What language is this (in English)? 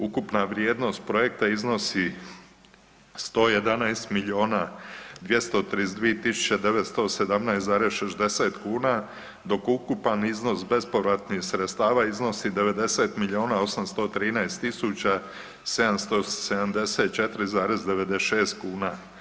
Croatian